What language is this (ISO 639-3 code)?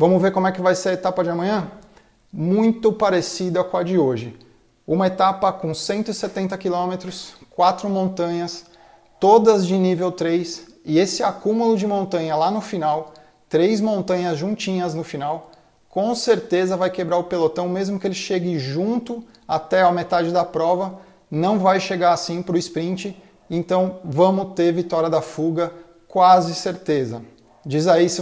por